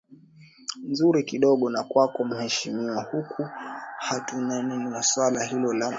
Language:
Swahili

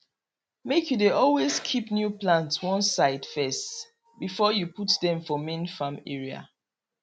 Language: Nigerian Pidgin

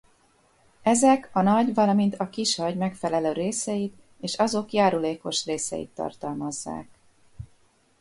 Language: Hungarian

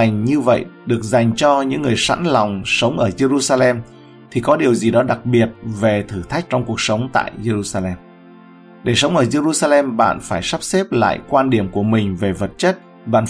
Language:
Vietnamese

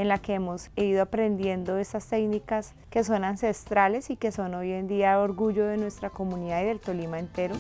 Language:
Spanish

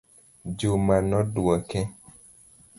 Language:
Luo (Kenya and Tanzania)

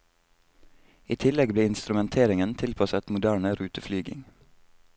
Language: Norwegian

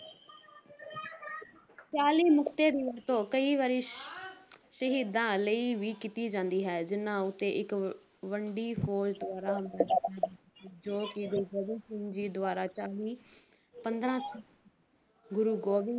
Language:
Punjabi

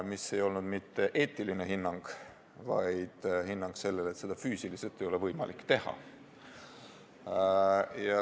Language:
Estonian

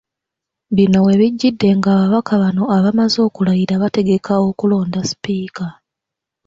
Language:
Ganda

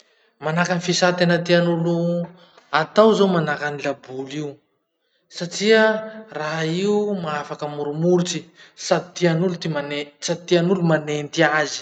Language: Masikoro Malagasy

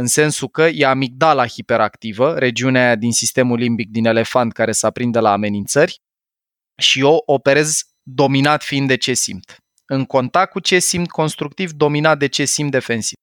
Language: Romanian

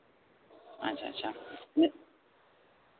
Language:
Santali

